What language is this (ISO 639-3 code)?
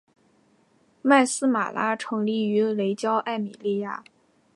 zho